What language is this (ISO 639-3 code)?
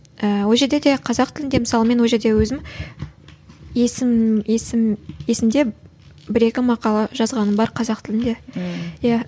kaz